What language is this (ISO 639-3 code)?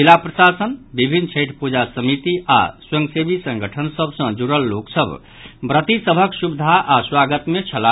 mai